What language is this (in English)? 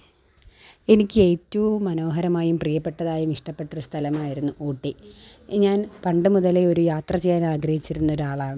Malayalam